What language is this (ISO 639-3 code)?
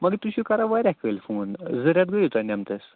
kas